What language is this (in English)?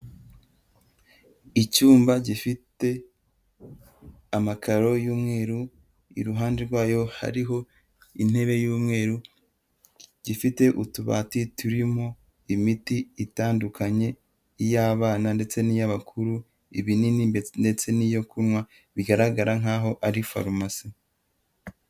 Kinyarwanda